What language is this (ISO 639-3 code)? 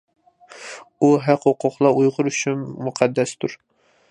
uig